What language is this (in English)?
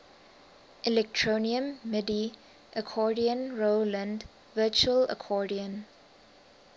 English